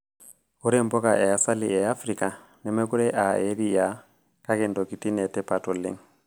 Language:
Masai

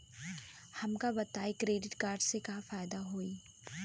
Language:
Bhojpuri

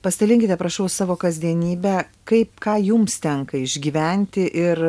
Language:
Lithuanian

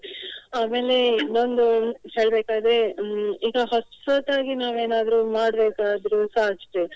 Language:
Kannada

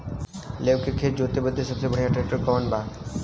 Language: Bhojpuri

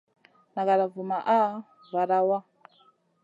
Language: Masana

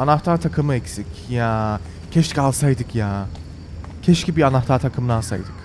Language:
Turkish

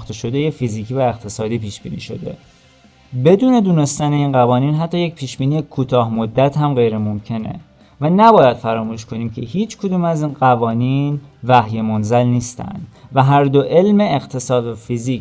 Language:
Persian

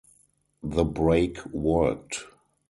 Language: English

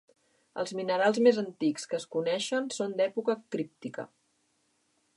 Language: Catalan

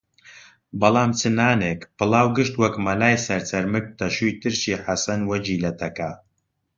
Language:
Central Kurdish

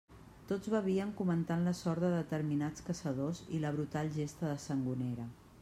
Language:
Catalan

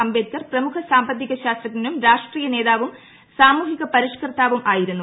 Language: Malayalam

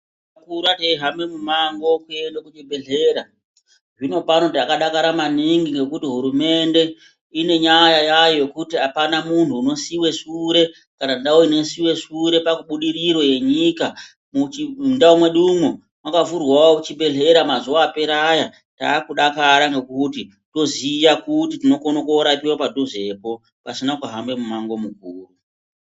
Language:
Ndau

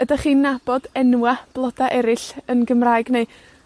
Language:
Welsh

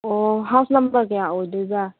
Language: Manipuri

